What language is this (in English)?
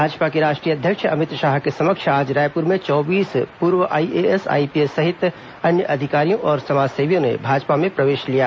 Hindi